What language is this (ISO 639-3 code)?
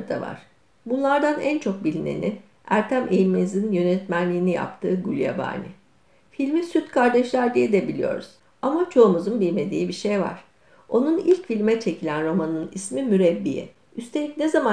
tur